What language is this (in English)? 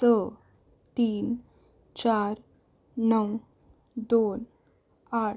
Konkani